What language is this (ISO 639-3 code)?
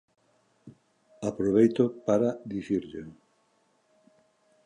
glg